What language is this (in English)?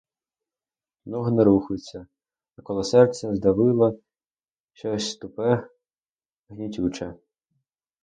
Ukrainian